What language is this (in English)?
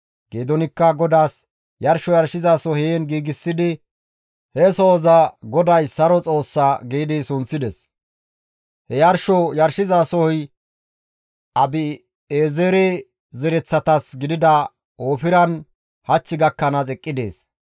Gamo